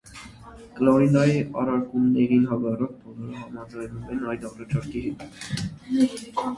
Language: Armenian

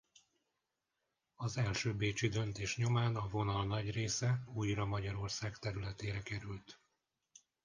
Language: Hungarian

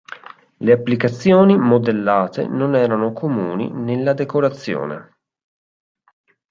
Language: Italian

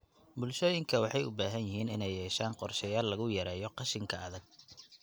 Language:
Somali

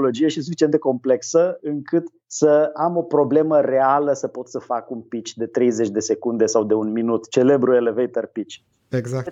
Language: Romanian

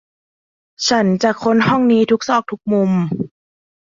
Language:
Thai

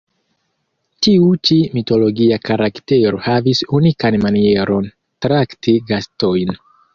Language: Esperanto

